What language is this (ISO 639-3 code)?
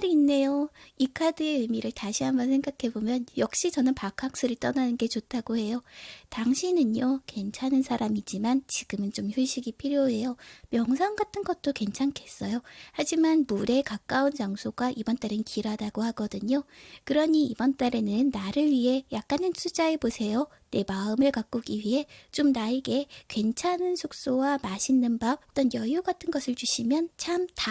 kor